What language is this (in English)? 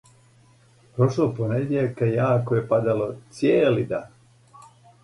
Serbian